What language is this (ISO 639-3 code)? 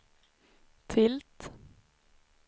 swe